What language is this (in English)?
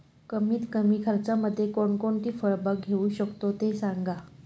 Marathi